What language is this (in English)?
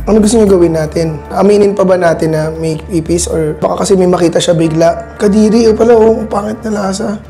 Filipino